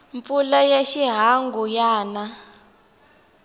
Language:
Tsonga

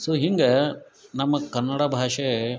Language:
Kannada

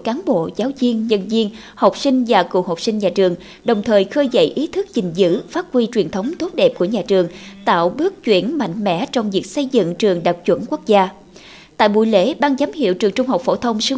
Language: Vietnamese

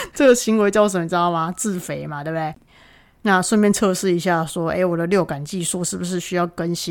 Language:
Chinese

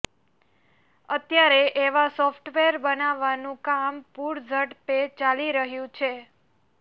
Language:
Gujarati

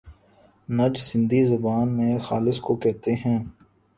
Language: Urdu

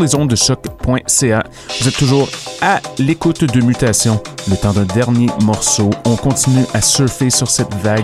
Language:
French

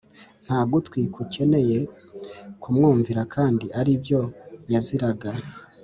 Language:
Kinyarwanda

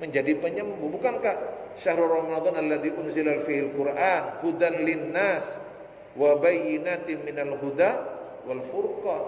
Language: Indonesian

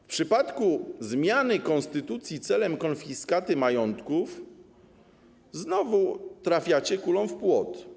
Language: Polish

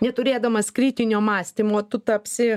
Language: Lithuanian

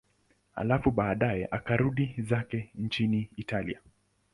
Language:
Swahili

